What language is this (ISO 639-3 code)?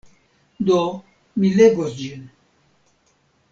epo